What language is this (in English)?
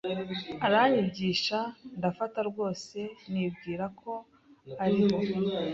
Kinyarwanda